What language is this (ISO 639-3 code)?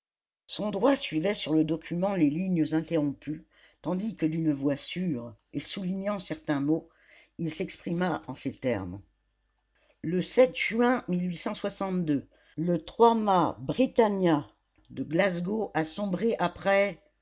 fra